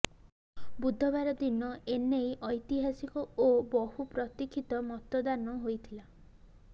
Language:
Odia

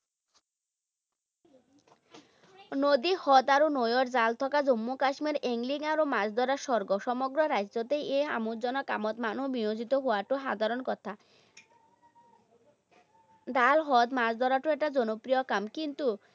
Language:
Assamese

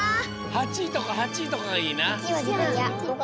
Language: Japanese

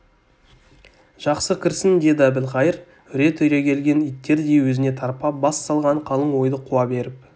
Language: Kazakh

